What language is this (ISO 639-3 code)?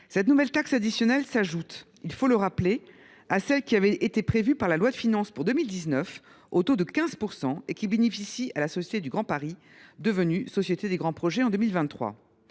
fra